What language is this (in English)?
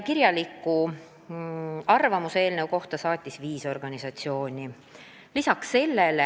Estonian